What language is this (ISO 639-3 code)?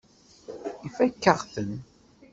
kab